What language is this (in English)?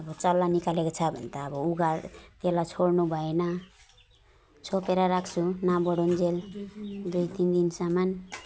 Nepali